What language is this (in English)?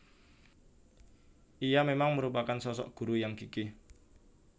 Javanese